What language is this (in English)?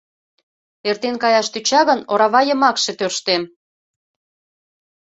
Mari